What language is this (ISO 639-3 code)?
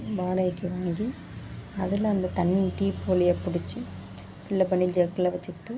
tam